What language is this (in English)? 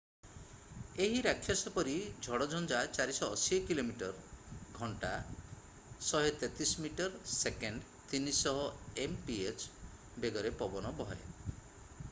Odia